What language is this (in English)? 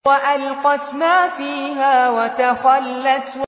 Arabic